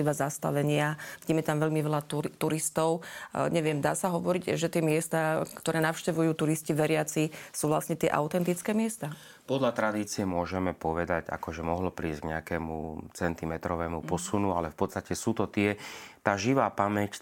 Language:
Slovak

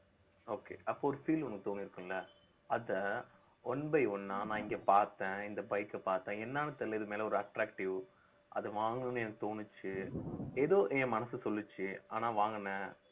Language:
Tamil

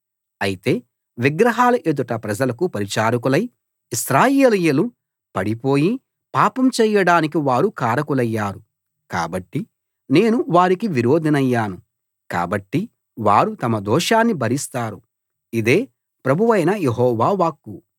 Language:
Telugu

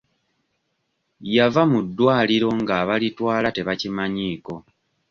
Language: Ganda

